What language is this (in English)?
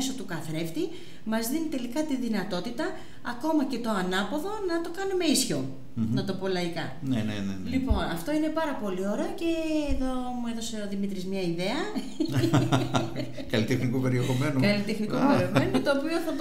Greek